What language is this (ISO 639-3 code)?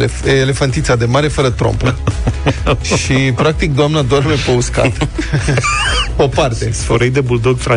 ron